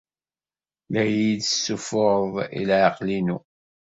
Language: Kabyle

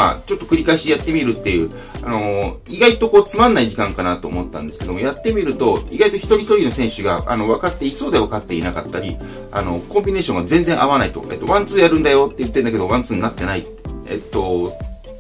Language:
Japanese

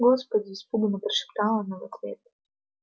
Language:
Russian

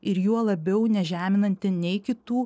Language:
Lithuanian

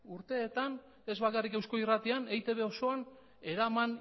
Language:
Basque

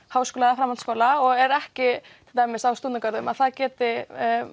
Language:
Icelandic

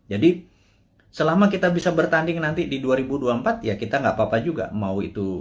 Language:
Indonesian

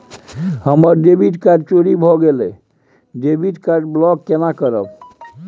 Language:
Maithili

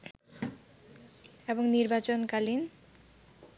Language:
Bangla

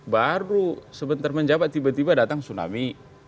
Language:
Indonesian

